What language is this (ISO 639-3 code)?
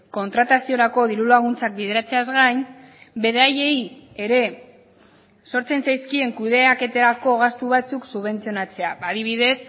eus